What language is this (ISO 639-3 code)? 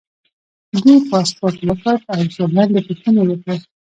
pus